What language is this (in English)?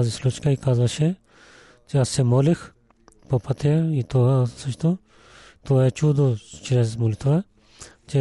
Bulgarian